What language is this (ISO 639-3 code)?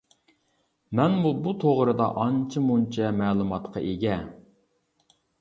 uig